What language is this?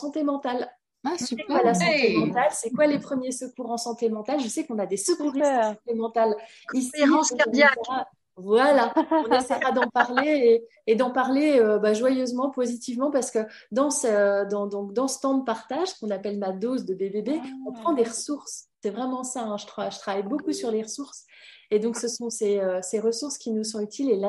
French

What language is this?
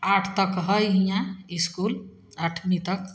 Maithili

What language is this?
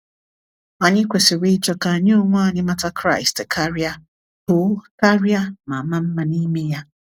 Igbo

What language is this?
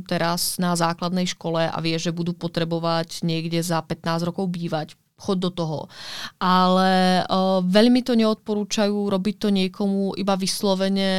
Czech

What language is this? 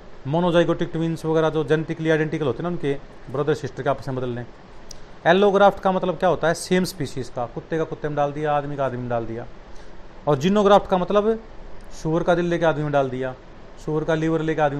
Hindi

